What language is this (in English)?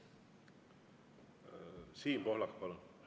Estonian